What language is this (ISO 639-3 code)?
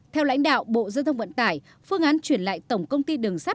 vie